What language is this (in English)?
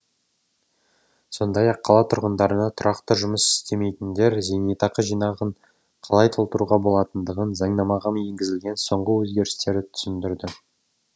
Kazakh